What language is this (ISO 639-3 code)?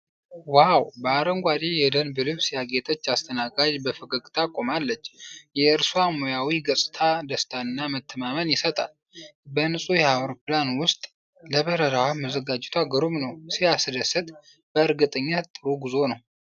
amh